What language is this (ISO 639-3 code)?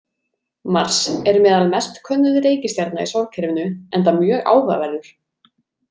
isl